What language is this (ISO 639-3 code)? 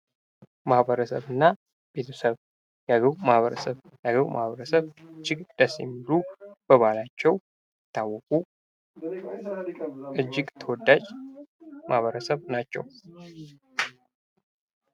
amh